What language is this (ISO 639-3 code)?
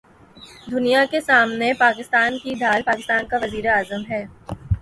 urd